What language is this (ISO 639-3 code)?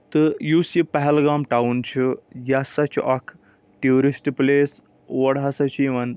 kas